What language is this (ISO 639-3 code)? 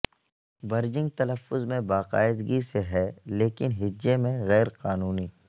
urd